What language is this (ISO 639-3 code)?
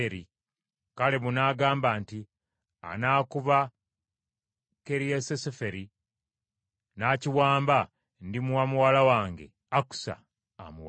lug